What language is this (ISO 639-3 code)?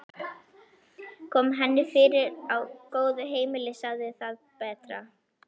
isl